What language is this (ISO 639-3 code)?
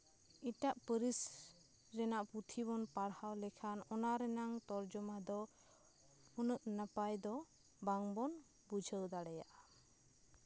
sat